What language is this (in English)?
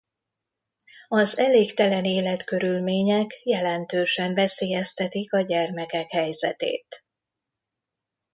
Hungarian